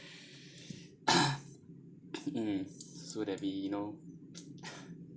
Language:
English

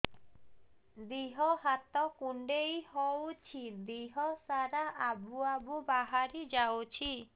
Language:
Odia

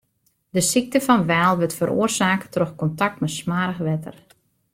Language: Western Frisian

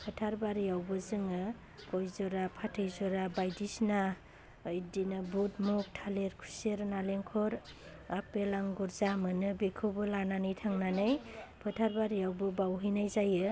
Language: Bodo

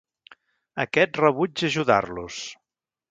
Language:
Catalan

